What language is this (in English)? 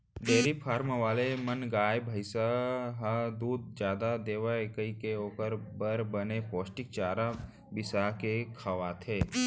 Chhattisgarhi